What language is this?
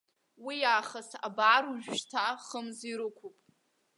Abkhazian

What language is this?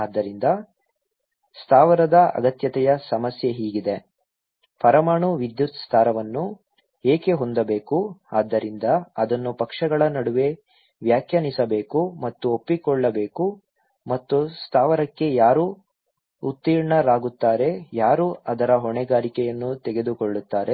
Kannada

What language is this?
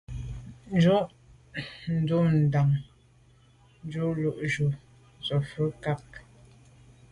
Medumba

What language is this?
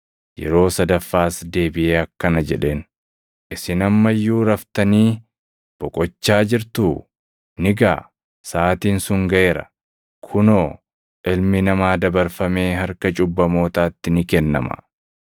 Oromo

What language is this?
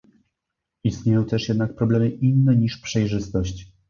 Polish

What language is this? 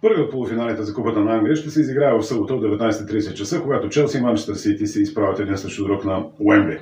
Bulgarian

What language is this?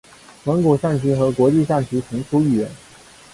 Chinese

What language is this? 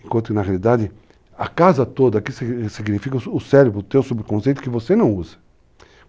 Portuguese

